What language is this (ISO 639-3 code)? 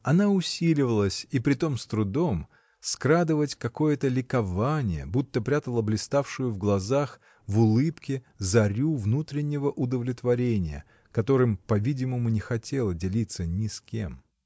rus